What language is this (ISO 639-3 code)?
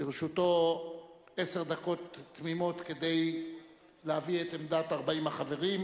heb